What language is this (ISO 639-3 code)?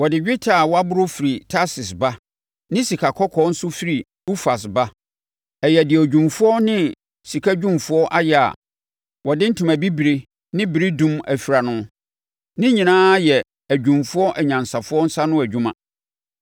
aka